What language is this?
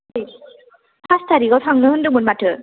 Bodo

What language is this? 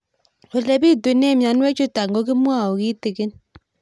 Kalenjin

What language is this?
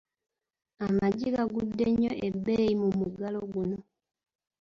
Ganda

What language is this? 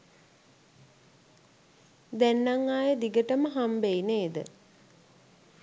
Sinhala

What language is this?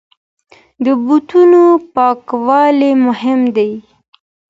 Pashto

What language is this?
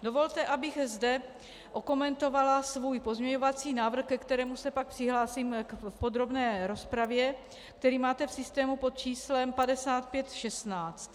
Czech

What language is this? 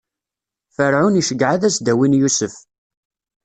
Kabyle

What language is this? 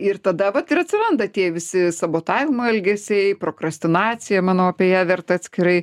Lithuanian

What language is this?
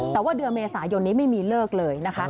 Thai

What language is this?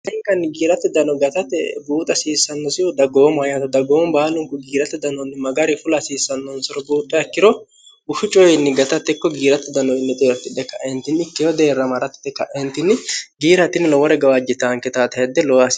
Sidamo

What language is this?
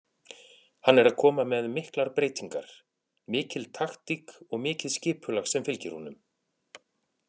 Icelandic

